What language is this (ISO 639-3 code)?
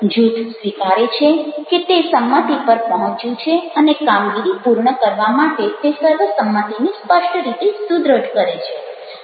guj